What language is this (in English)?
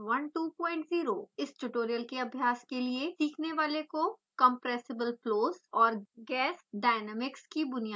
Hindi